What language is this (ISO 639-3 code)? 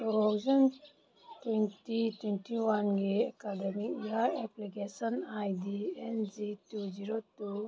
mni